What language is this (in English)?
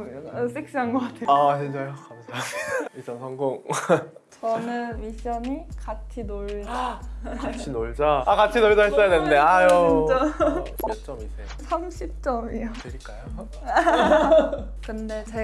Korean